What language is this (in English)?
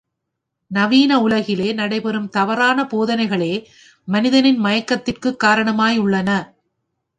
Tamil